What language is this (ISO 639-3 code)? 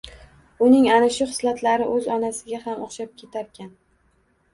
uzb